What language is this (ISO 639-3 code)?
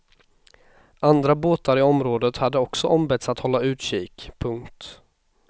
swe